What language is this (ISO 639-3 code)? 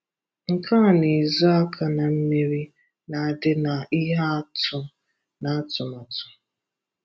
ibo